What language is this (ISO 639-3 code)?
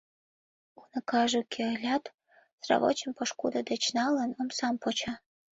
chm